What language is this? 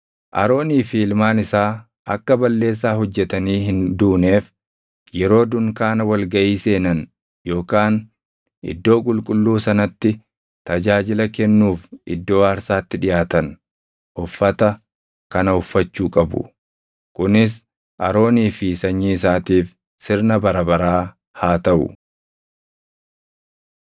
Oromo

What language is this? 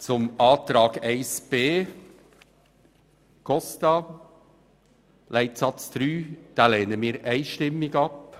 Swiss German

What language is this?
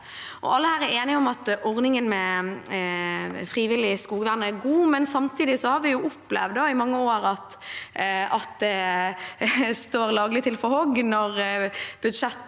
Norwegian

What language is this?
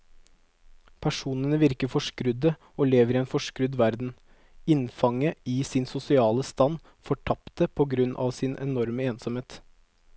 Norwegian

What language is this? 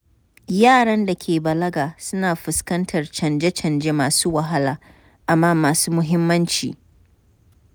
Hausa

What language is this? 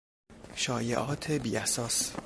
Persian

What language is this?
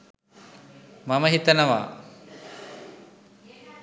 Sinhala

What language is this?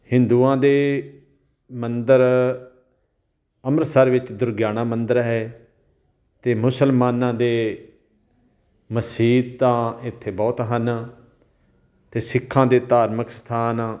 Punjabi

